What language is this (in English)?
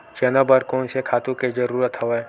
Chhattisgarhi